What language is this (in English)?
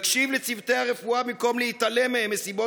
Hebrew